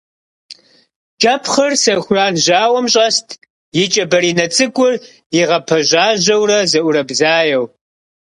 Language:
Kabardian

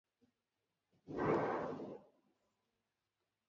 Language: Basque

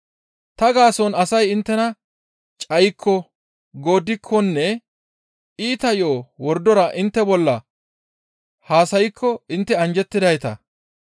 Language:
Gamo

